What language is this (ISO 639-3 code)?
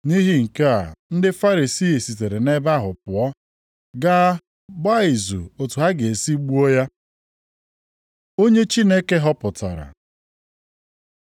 ibo